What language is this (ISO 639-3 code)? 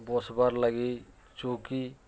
ori